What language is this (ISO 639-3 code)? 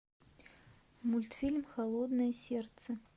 rus